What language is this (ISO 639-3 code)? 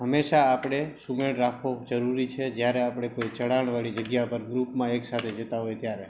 guj